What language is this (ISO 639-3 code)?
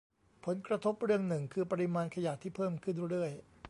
tha